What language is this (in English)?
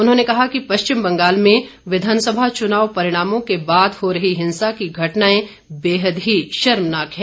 Hindi